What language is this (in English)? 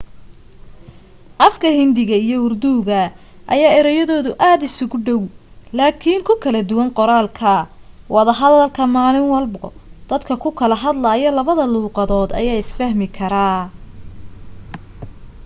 Somali